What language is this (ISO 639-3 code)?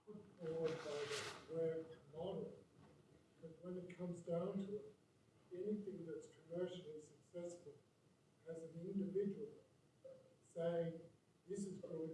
eng